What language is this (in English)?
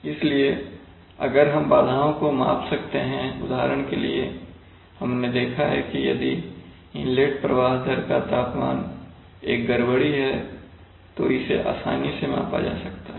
Hindi